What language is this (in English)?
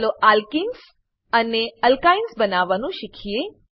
Gujarati